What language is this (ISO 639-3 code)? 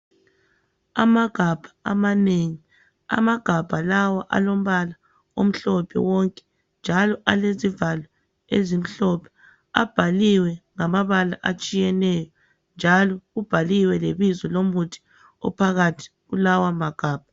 nde